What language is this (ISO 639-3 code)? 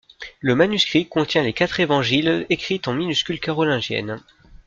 fra